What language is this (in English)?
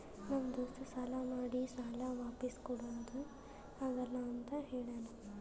Kannada